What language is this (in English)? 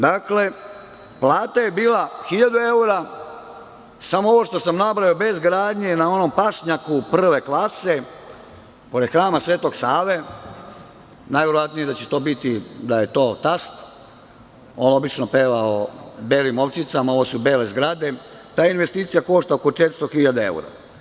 Serbian